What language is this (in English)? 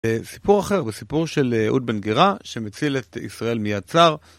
Hebrew